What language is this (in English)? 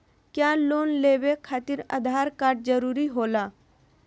Magahi